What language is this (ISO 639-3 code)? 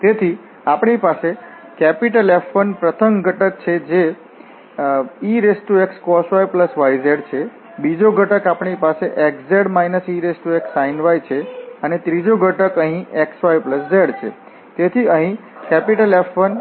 guj